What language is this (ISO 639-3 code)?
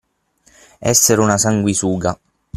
ita